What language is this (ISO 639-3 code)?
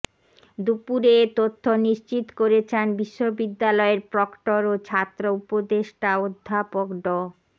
ben